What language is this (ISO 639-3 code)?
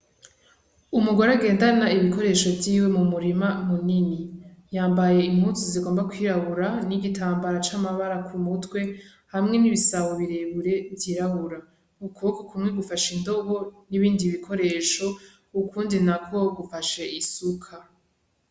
run